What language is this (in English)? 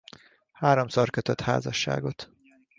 Hungarian